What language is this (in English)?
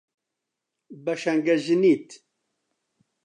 Central Kurdish